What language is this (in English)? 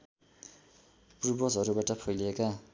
Nepali